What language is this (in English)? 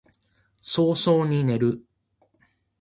Japanese